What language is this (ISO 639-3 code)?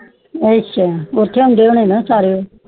pan